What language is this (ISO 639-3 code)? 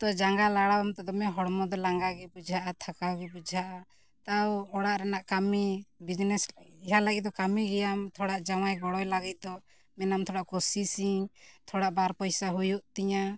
sat